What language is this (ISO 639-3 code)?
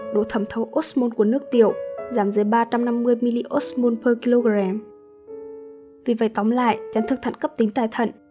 vie